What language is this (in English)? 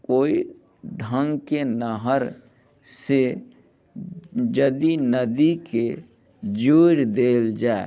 Maithili